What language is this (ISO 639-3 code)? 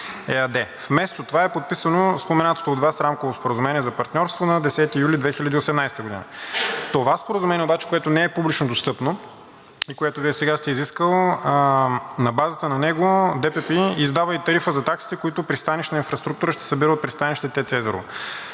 bul